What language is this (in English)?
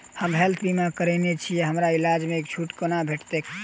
Maithili